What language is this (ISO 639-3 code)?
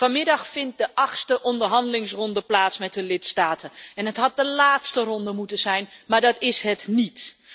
nld